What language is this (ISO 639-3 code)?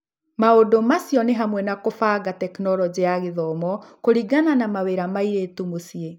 kik